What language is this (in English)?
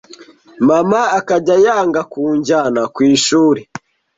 Kinyarwanda